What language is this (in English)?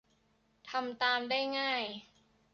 Thai